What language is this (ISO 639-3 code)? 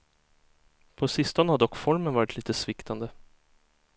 swe